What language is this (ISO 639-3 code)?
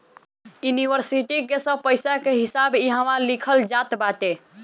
bho